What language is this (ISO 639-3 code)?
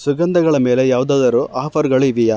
kan